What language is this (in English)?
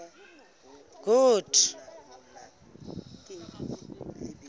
Southern Sotho